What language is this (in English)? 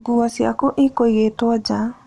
Kikuyu